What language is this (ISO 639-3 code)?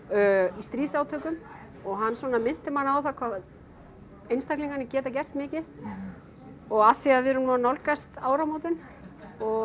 isl